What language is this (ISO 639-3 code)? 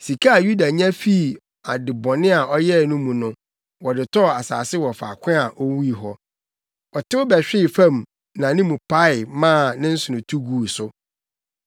aka